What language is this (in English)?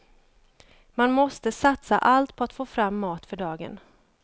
Swedish